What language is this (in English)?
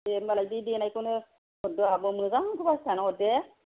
Bodo